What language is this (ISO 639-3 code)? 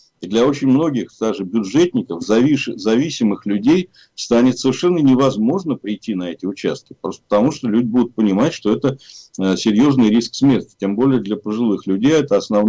rus